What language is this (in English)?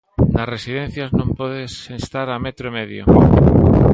Galician